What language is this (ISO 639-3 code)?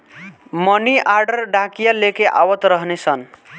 bho